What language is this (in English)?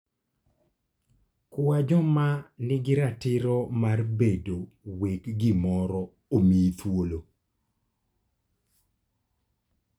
Luo (Kenya and Tanzania)